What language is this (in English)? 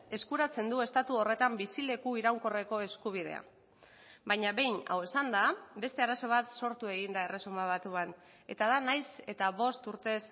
Basque